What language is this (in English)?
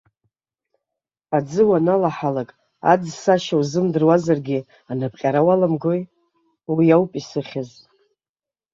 Abkhazian